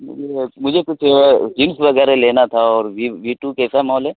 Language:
Urdu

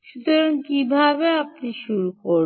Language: Bangla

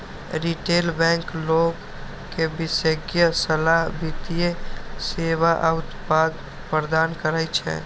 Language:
Maithili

